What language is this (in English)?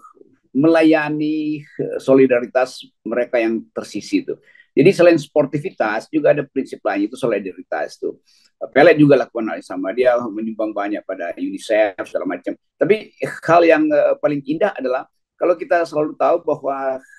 Indonesian